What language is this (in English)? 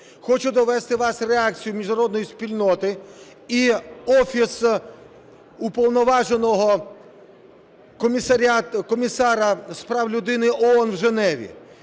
Ukrainian